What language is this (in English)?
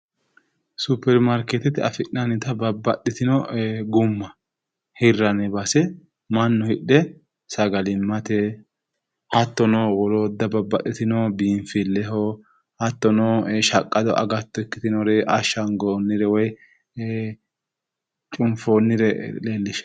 Sidamo